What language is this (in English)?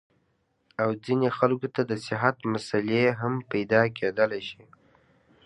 Pashto